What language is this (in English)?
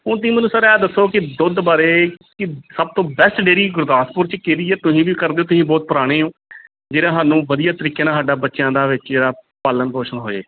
Punjabi